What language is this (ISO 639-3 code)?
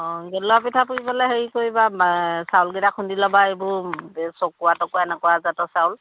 asm